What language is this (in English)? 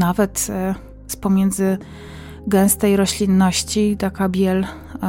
Polish